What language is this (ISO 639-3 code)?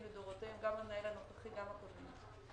heb